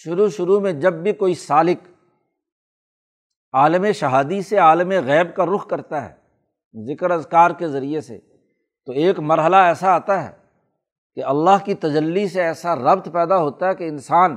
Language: Urdu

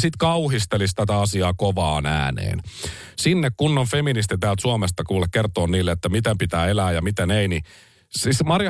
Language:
Finnish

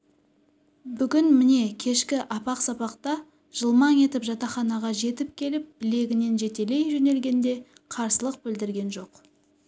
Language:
Kazakh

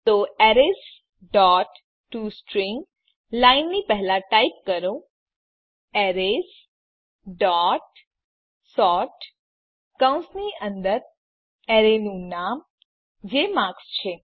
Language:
Gujarati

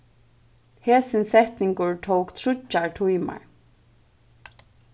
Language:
Faroese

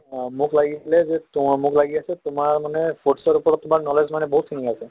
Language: Assamese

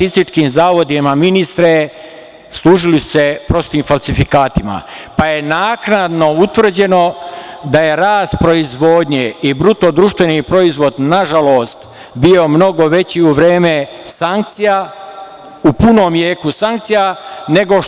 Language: Serbian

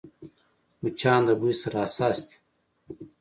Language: Pashto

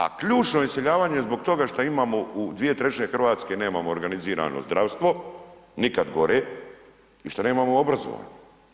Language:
Croatian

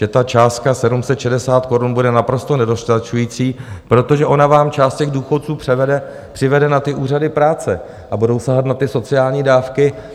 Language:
Czech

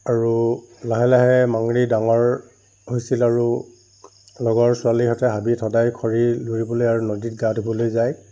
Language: Assamese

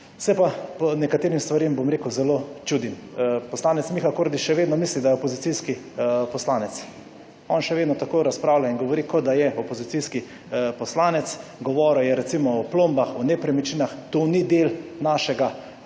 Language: Slovenian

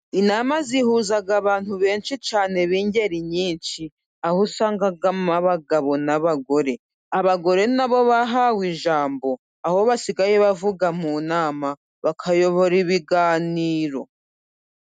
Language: Kinyarwanda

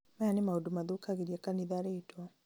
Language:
Kikuyu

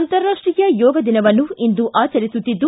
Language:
Kannada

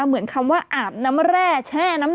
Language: Thai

